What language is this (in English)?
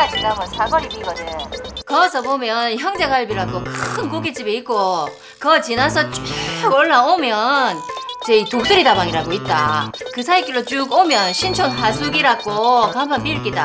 Korean